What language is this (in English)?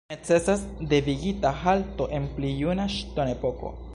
Esperanto